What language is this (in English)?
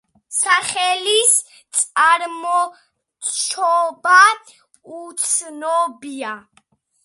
Georgian